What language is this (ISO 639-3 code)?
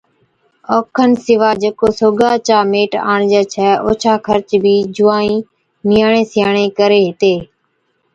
odk